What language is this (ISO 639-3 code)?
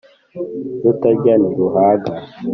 kin